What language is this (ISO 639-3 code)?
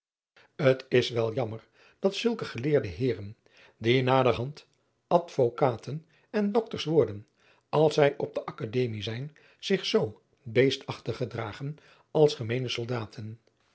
nld